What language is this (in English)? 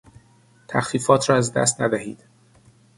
Persian